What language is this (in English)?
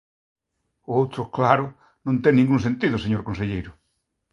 Galician